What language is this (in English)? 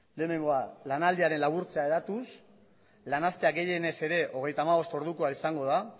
Basque